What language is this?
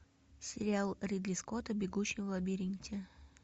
Russian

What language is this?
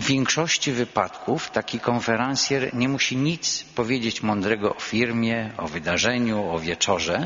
Polish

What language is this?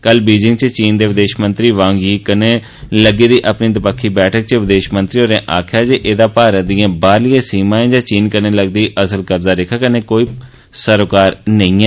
Dogri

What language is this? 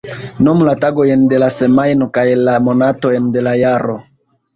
Esperanto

